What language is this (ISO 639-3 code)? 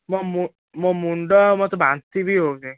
ori